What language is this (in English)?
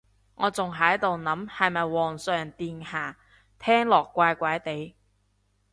Cantonese